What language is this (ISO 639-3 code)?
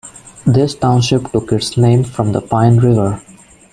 eng